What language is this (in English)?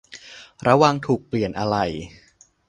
Thai